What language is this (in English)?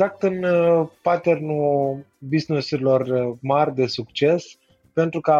Romanian